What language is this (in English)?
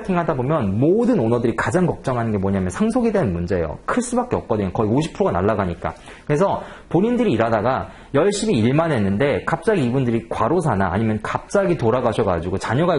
Korean